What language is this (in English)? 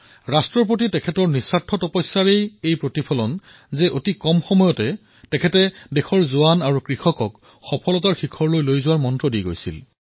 Assamese